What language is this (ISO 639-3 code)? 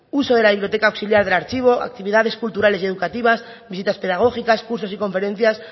spa